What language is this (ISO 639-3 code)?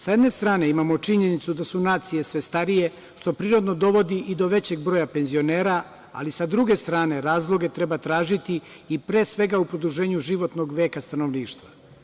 srp